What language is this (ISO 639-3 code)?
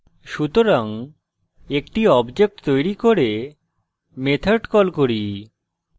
ben